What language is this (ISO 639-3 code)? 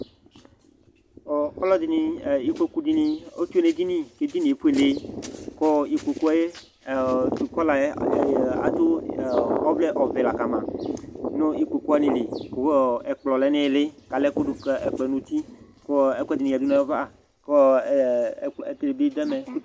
kpo